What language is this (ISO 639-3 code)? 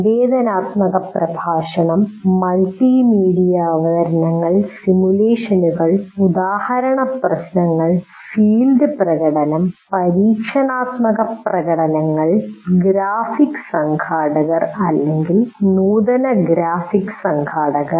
mal